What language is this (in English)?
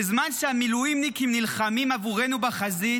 Hebrew